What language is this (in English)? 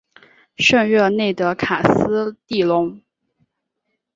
Chinese